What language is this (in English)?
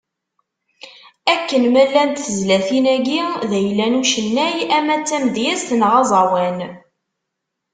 Kabyle